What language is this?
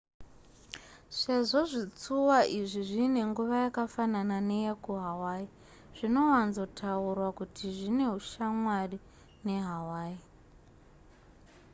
Shona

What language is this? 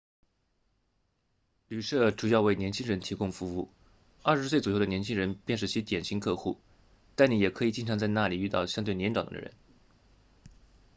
Chinese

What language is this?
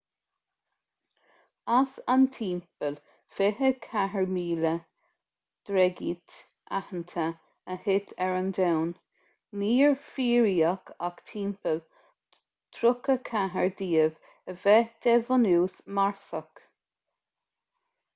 Irish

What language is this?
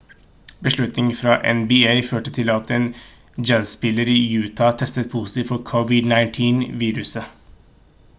Norwegian Bokmål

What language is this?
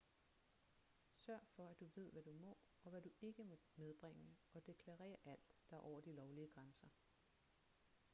Danish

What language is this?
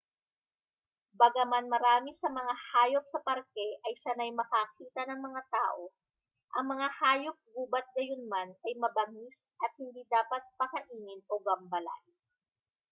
Filipino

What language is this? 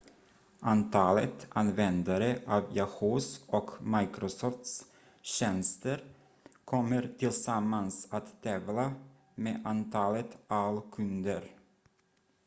Swedish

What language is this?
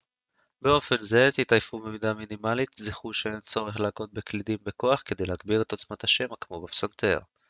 Hebrew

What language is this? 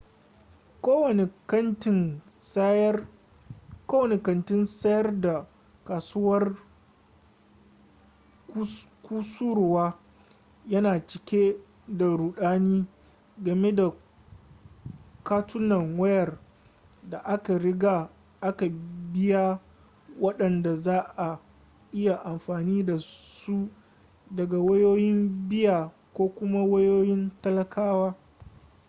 Hausa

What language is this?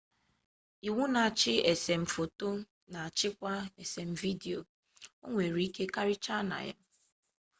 Igbo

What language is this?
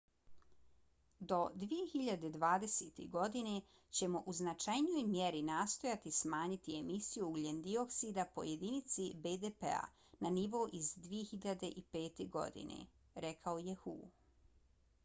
Bosnian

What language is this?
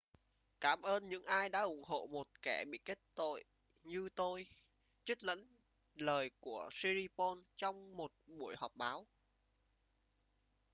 Vietnamese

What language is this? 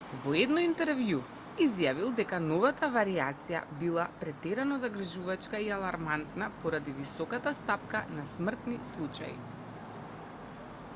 Macedonian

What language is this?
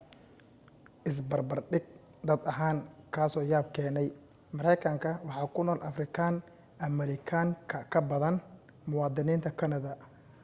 Somali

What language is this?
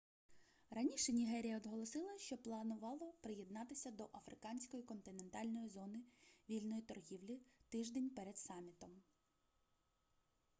Ukrainian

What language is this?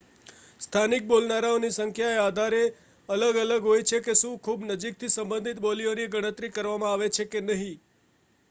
Gujarati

